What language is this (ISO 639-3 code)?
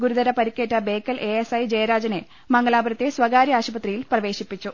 mal